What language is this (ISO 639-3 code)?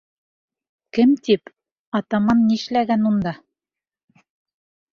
bak